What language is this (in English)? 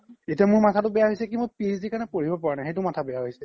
Assamese